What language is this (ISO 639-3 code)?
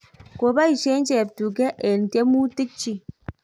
kln